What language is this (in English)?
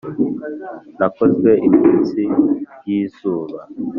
Kinyarwanda